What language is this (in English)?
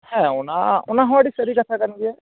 Santali